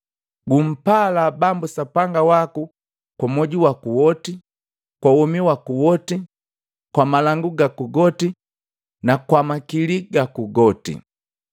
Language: Matengo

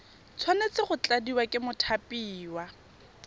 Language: Tswana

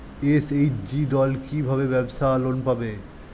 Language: Bangla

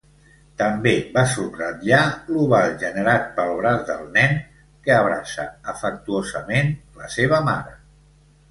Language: Catalan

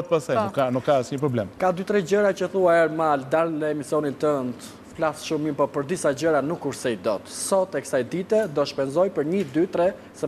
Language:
Romanian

